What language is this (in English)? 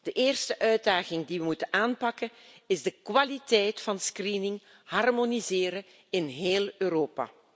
Dutch